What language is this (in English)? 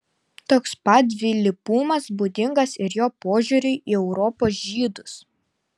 Lithuanian